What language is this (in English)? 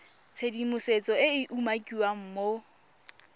Tswana